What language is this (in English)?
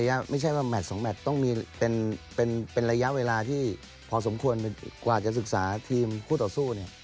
Thai